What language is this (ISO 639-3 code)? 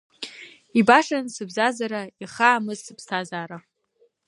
abk